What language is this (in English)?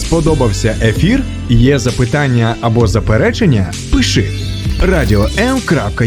Ukrainian